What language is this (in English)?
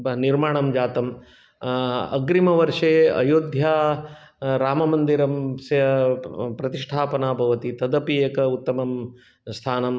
Sanskrit